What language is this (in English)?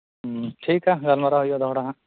Santali